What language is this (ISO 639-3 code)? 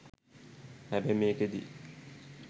sin